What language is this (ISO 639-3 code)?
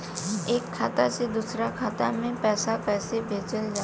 bho